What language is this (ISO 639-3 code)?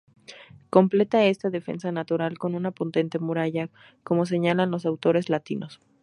spa